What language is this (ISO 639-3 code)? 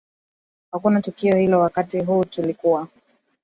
swa